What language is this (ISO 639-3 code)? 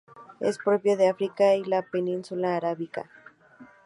spa